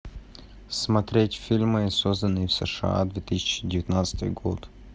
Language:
Russian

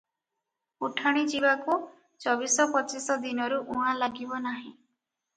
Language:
Odia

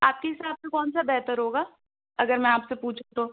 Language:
Urdu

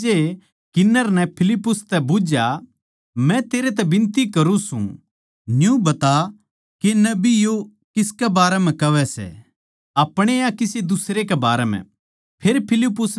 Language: Haryanvi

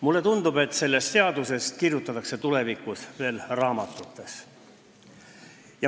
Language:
Estonian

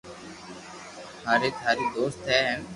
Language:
Loarki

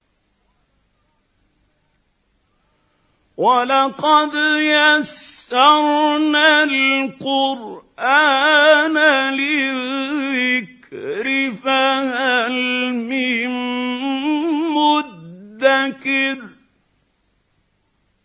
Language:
Arabic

